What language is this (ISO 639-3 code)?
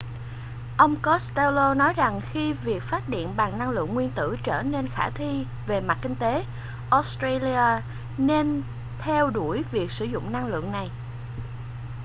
vie